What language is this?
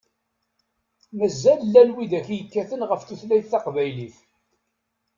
Kabyle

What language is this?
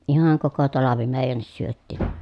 Finnish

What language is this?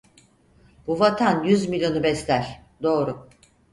Turkish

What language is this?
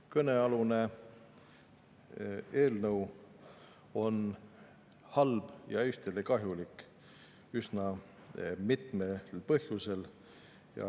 Estonian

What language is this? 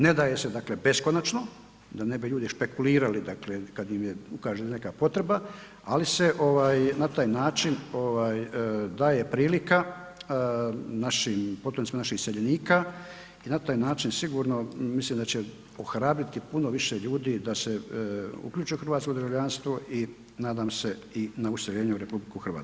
Croatian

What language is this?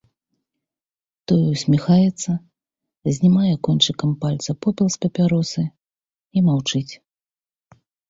Belarusian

